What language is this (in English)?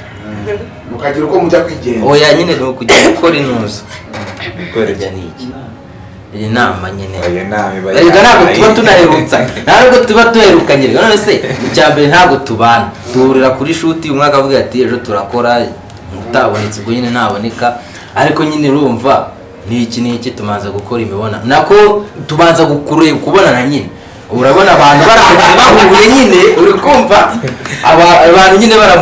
Italian